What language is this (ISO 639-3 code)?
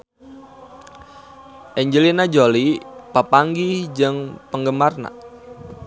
sun